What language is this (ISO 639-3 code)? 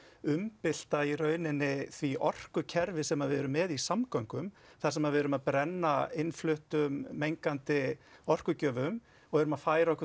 isl